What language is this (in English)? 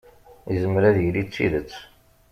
Kabyle